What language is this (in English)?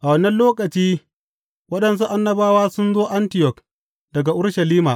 Hausa